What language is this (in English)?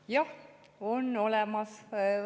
Estonian